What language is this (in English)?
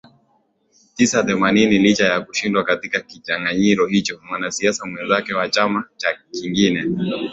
Swahili